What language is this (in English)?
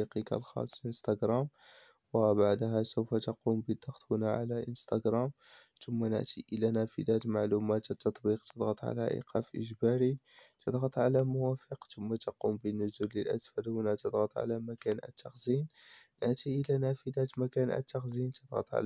Arabic